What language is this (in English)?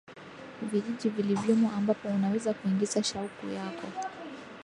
Swahili